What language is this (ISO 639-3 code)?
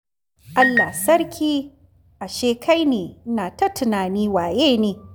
hau